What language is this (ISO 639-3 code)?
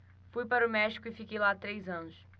por